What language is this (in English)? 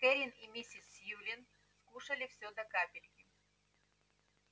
Russian